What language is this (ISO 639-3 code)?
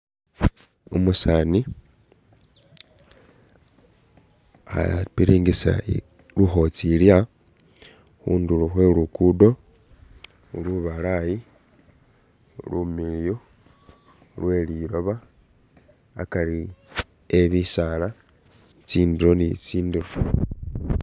myx